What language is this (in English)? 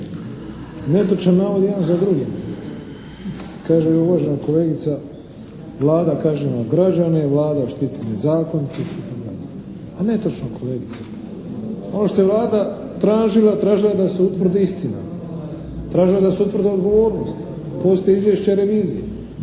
Croatian